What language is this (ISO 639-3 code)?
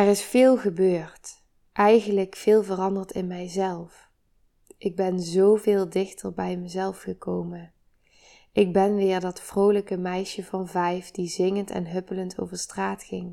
nld